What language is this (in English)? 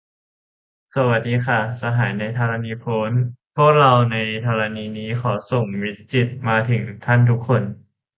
Thai